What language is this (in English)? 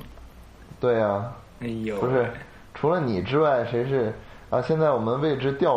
Chinese